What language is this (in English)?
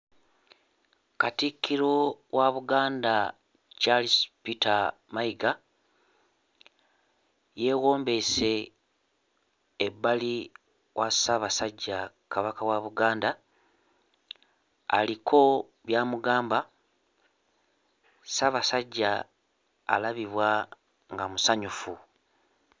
Ganda